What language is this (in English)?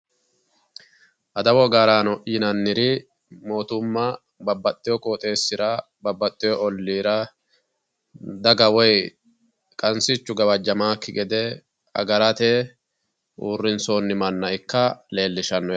Sidamo